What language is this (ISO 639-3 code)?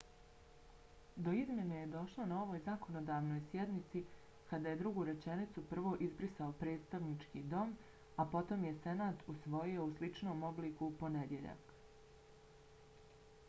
bos